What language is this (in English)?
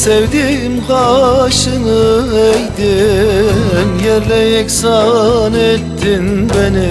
Turkish